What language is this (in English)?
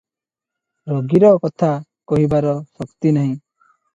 Odia